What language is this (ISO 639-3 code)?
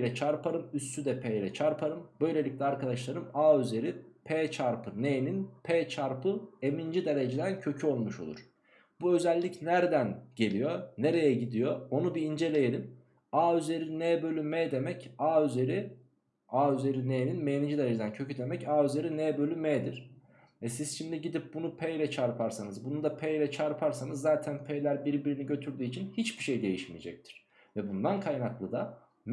tur